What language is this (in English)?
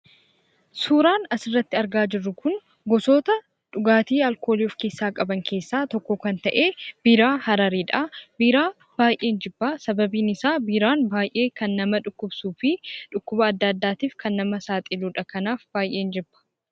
Oromo